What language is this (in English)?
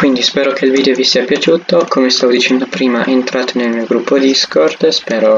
Italian